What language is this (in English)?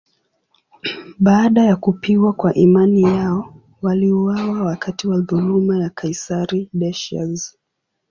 Swahili